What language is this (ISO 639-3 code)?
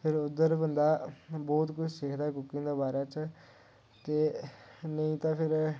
doi